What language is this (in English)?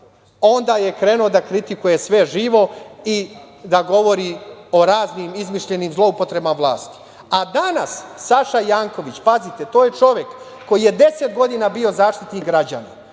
Serbian